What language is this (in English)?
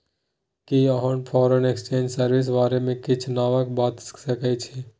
Maithili